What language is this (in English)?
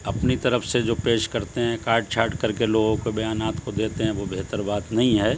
Urdu